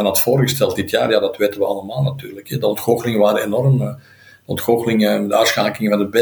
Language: Dutch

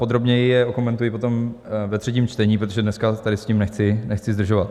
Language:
Czech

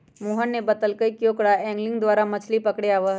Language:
Magahi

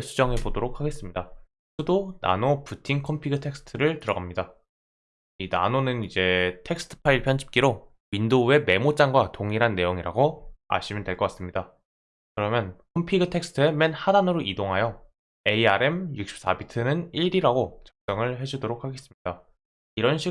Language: Korean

